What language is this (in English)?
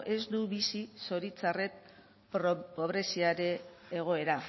Basque